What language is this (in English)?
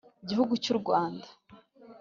Kinyarwanda